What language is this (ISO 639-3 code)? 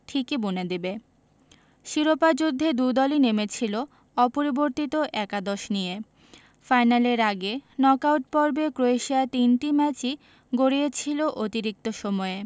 ben